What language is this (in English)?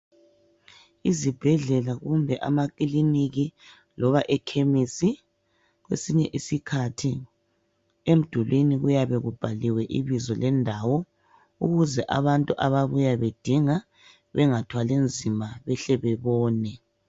North Ndebele